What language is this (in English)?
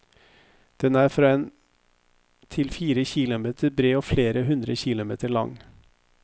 Norwegian